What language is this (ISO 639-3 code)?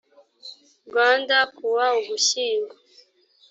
kin